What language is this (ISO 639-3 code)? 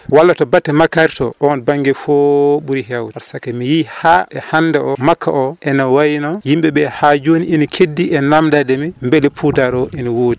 ful